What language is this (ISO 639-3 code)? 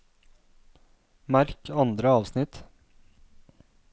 nor